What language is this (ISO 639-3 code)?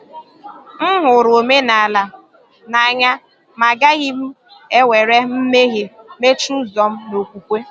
ibo